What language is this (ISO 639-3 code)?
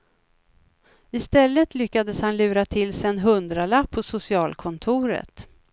swe